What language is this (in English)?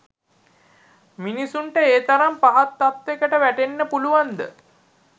Sinhala